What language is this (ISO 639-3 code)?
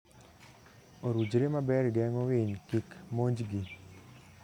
luo